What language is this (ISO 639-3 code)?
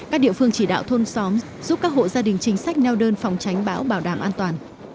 vie